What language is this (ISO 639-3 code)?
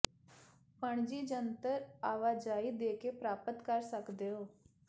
pan